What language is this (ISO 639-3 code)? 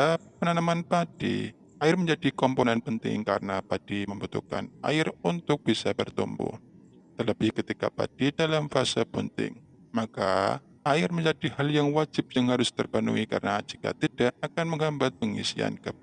ind